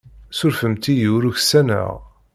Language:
Kabyle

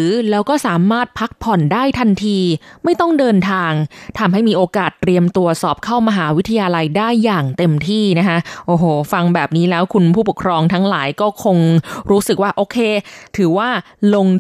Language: Thai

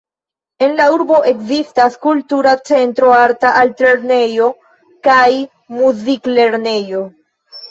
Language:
Esperanto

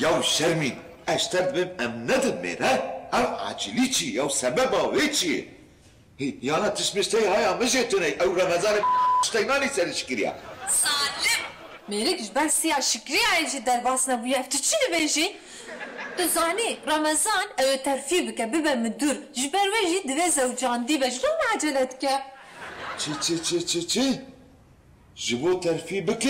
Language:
Arabic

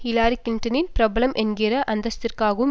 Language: Tamil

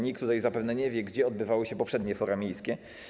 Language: Polish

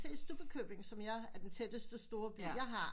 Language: Danish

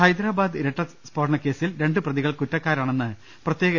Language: Malayalam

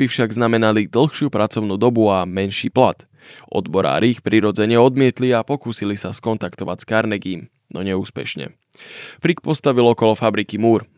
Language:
Slovak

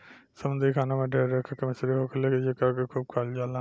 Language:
Bhojpuri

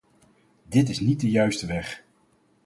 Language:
Dutch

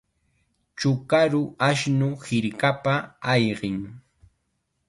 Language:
Chiquián Ancash Quechua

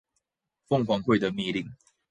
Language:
Chinese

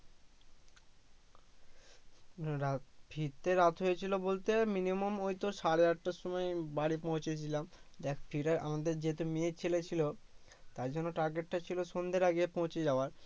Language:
Bangla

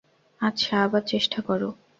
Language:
Bangla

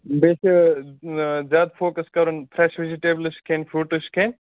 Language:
Kashmiri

